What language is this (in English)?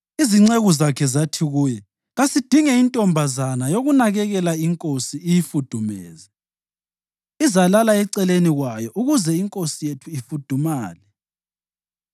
North Ndebele